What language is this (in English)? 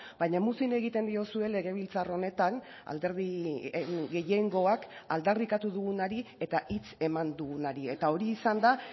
Basque